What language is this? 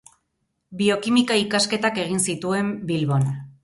Basque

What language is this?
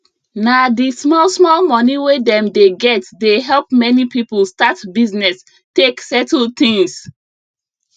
Nigerian Pidgin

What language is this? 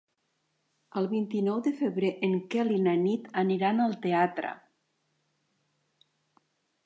Catalan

